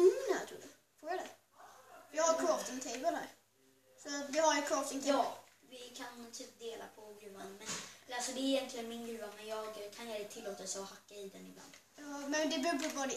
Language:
Swedish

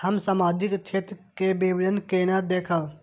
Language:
Maithili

